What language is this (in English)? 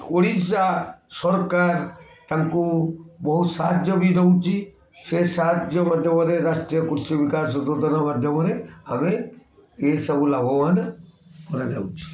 Odia